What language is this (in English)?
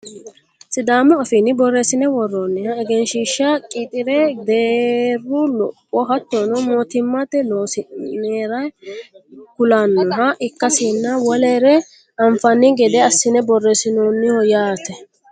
Sidamo